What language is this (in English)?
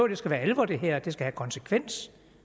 Danish